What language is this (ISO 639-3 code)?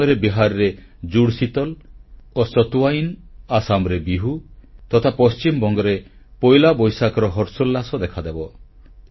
ori